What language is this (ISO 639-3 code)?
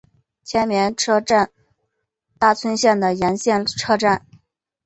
zho